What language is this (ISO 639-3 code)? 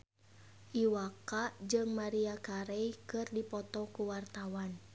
sun